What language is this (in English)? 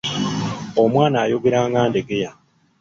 Ganda